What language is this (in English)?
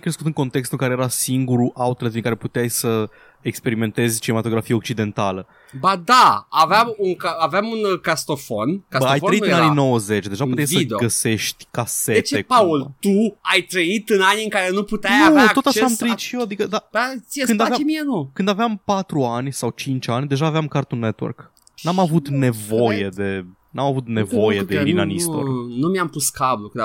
Romanian